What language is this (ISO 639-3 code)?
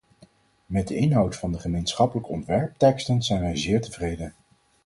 nld